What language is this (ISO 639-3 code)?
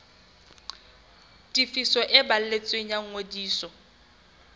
sot